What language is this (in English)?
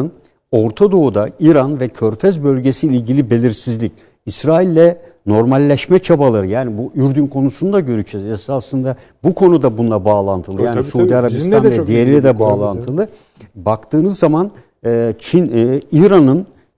Turkish